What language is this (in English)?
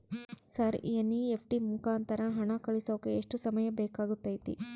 Kannada